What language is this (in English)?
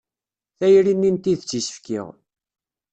Kabyle